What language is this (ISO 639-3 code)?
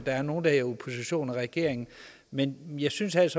dan